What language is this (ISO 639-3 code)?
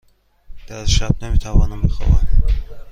fas